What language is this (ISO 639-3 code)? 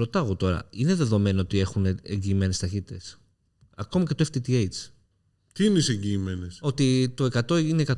ell